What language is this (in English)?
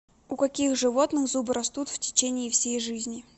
Russian